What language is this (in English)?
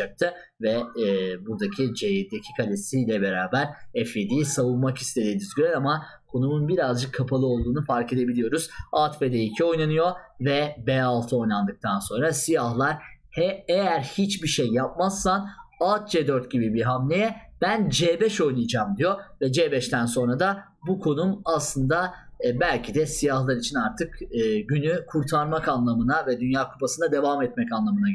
Turkish